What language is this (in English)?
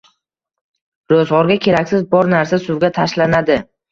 Uzbek